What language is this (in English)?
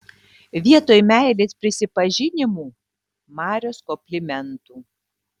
Lithuanian